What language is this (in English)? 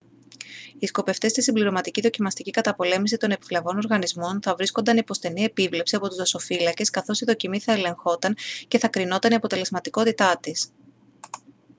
Greek